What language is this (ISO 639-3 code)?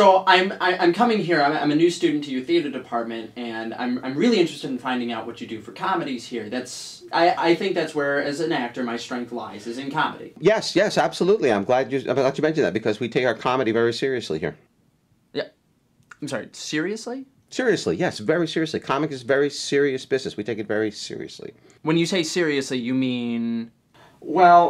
eng